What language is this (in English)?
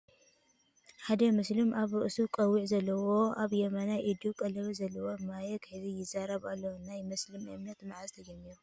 Tigrinya